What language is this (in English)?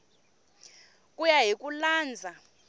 Tsonga